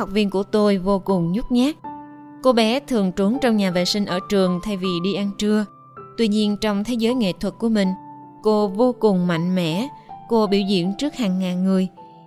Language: Vietnamese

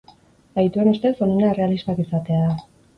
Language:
Basque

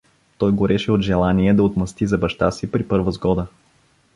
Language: Bulgarian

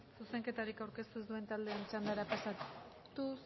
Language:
Basque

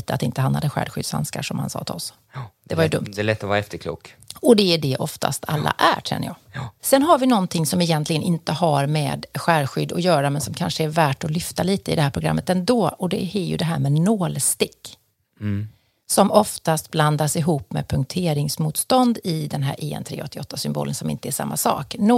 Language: Swedish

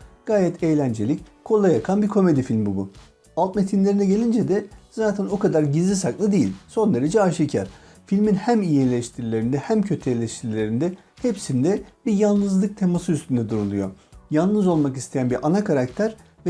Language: Turkish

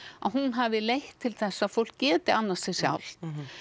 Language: Icelandic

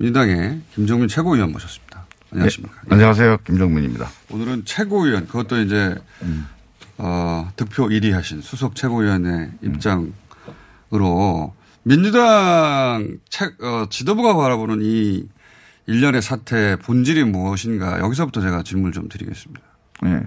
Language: Korean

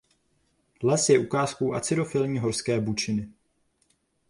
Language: Czech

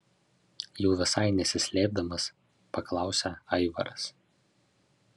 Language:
Lithuanian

